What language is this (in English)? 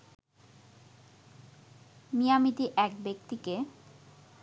Bangla